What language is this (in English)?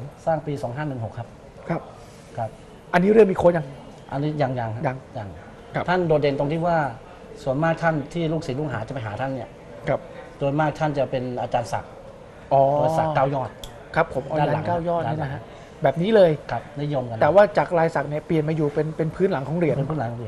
Thai